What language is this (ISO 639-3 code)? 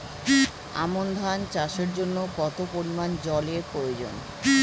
ben